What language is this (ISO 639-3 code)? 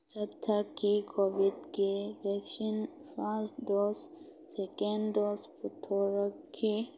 mni